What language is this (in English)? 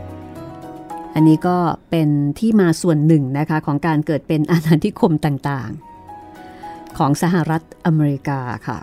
Thai